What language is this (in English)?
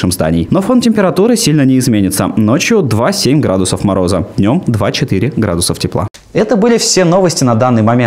Russian